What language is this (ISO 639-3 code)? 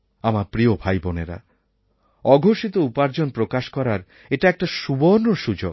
ben